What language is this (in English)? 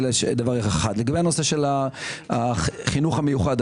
Hebrew